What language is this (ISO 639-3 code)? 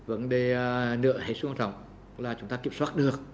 vie